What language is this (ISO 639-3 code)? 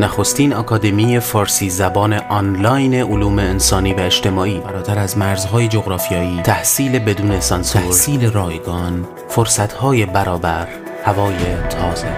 fas